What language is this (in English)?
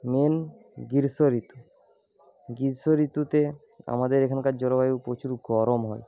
Bangla